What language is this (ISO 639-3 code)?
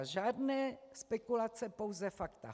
ces